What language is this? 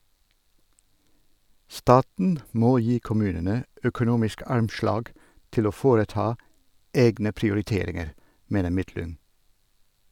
Norwegian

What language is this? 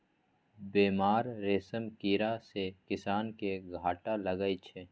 Maithili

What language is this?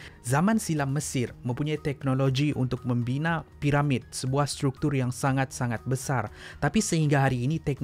Malay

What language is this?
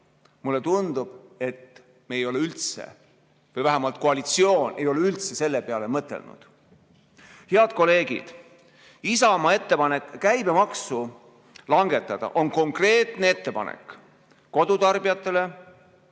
Estonian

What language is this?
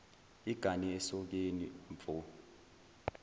Zulu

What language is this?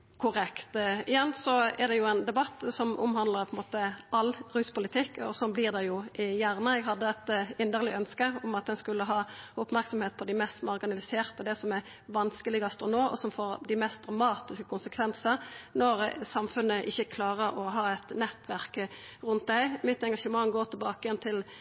Norwegian Nynorsk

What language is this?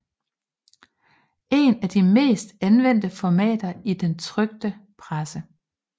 Danish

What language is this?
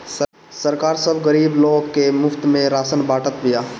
Bhojpuri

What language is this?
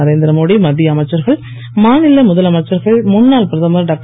Tamil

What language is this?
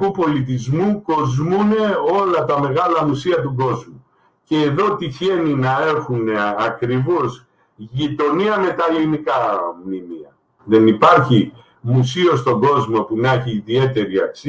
Greek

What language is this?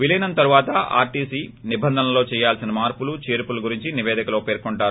Telugu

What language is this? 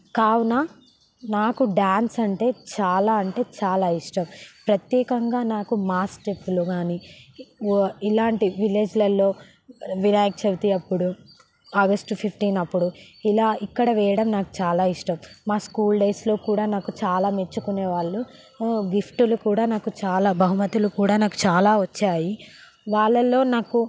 Telugu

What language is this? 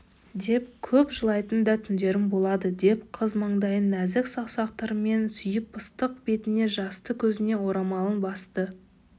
Kazakh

